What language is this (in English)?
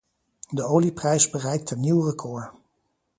Dutch